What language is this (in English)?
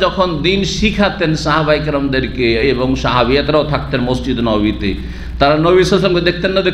Indonesian